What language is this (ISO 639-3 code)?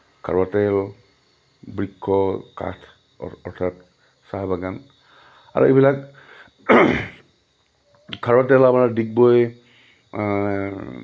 asm